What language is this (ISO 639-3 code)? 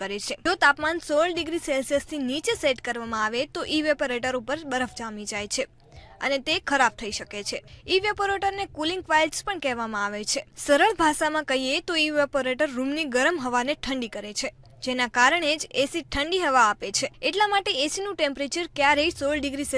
hin